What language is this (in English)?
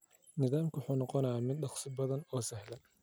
Somali